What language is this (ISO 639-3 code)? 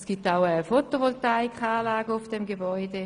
gsw